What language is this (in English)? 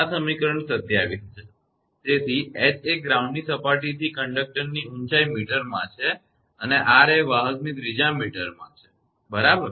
Gujarati